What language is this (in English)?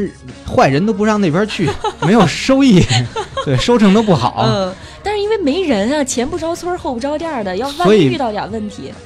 Chinese